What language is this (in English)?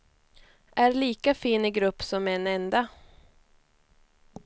Swedish